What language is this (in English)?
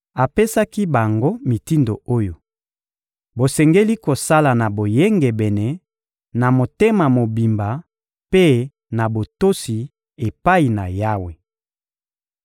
Lingala